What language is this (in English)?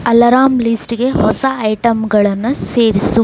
Kannada